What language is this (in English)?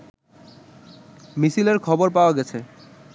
Bangla